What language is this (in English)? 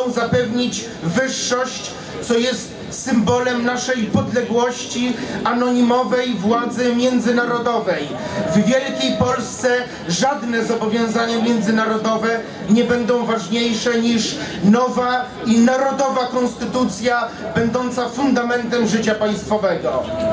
Polish